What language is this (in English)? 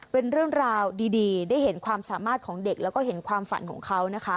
Thai